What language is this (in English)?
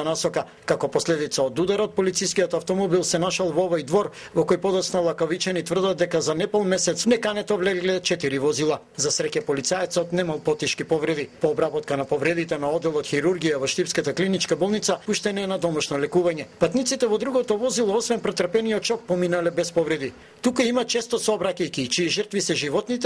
Macedonian